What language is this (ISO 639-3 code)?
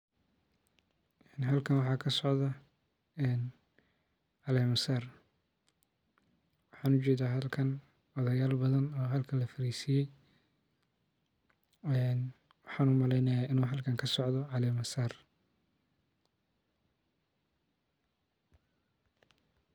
som